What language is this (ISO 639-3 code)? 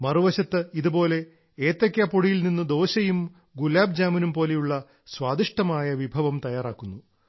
mal